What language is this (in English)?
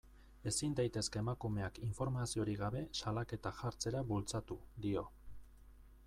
Basque